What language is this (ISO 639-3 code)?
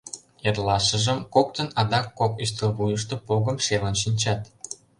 chm